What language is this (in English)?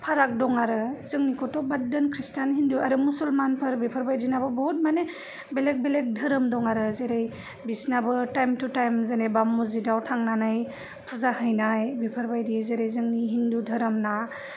Bodo